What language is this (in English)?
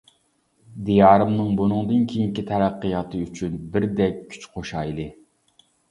Uyghur